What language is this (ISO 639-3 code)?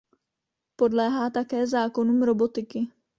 ces